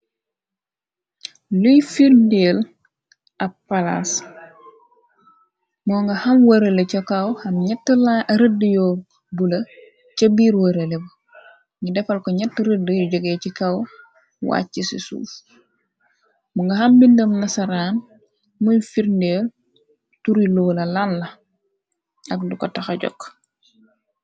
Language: Wolof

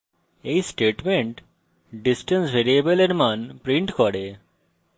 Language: Bangla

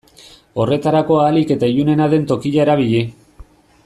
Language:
Basque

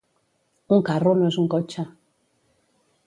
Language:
Catalan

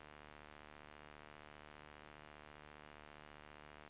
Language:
Swedish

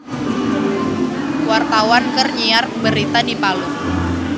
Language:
Sundanese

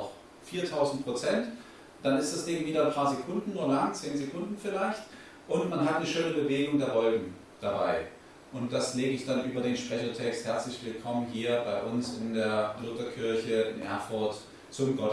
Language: German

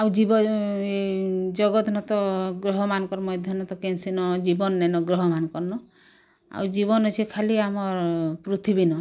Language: Odia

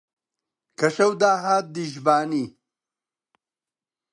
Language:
Central Kurdish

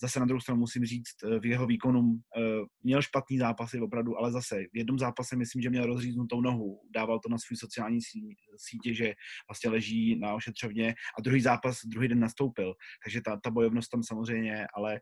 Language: Czech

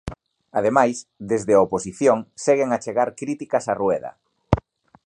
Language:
Galician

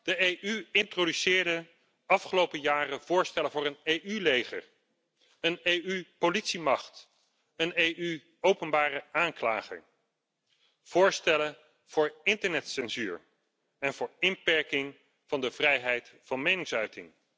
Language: Dutch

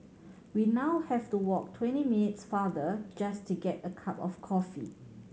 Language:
English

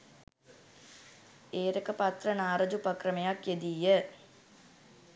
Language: Sinhala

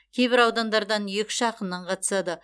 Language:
Kazakh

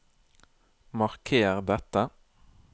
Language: Norwegian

